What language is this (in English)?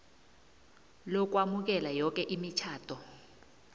South Ndebele